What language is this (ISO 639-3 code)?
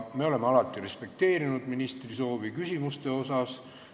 est